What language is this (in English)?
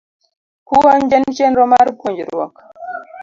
Luo (Kenya and Tanzania)